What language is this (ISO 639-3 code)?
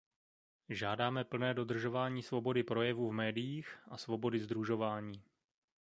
ces